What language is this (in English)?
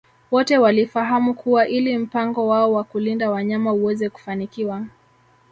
Swahili